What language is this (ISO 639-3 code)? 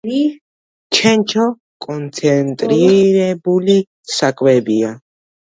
kat